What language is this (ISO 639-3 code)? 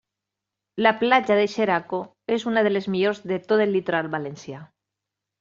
cat